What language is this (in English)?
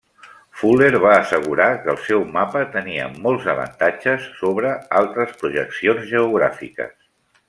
Catalan